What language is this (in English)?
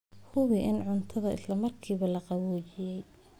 Somali